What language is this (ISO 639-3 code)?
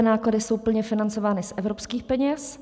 ces